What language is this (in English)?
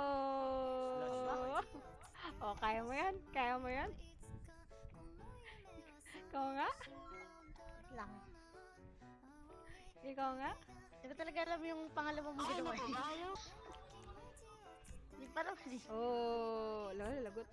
Indonesian